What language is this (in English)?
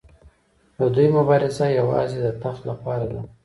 Pashto